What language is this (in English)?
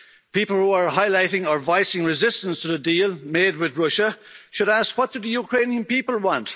English